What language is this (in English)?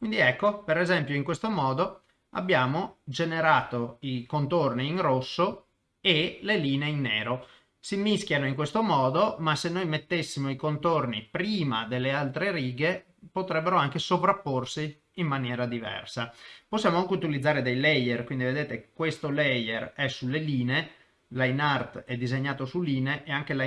Italian